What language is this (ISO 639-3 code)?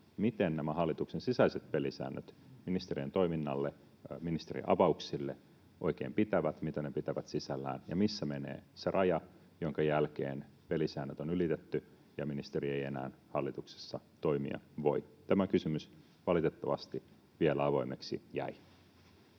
fin